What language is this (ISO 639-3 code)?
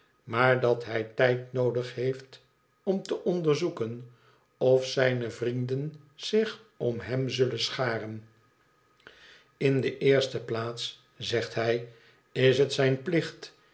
nld